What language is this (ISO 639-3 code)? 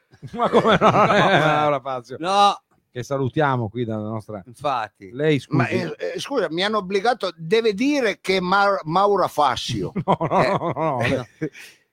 ita